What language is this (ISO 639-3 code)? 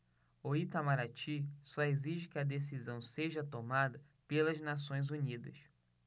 por